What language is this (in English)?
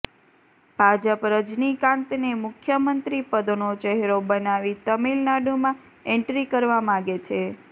Gujarati